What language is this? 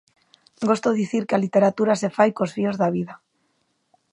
Galician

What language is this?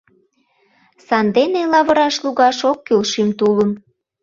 Mari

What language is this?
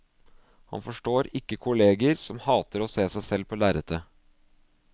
Norwegian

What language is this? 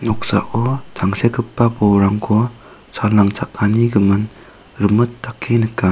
Garo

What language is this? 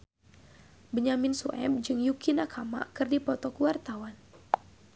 Sundanese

